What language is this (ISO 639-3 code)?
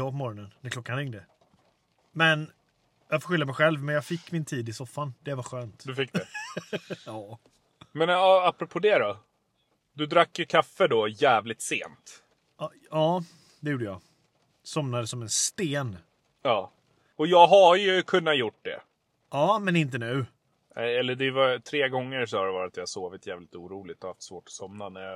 swe